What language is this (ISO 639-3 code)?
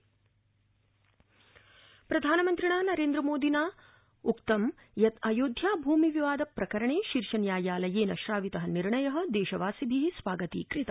san